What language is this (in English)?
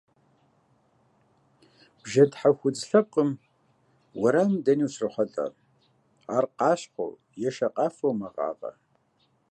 Kabardian